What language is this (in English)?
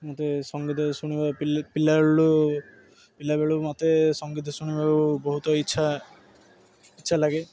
Odia